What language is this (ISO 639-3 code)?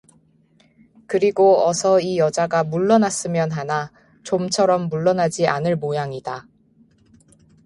kor